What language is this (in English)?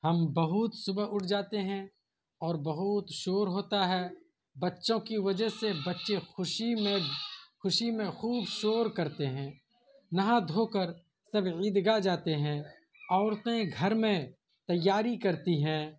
Urdu